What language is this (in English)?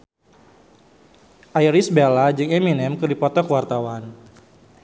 Sundanese